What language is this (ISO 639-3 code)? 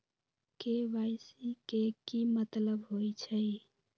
mag